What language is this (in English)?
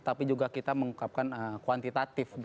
Indonesian